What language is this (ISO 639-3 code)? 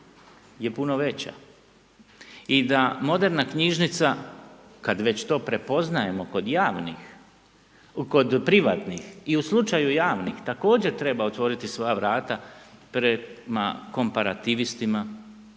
hrv